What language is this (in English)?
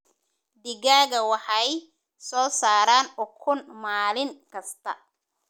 Somali